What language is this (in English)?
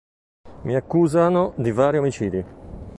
Italian